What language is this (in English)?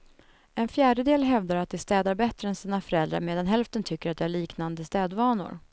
Swedish